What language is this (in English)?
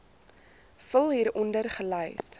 Afrikaans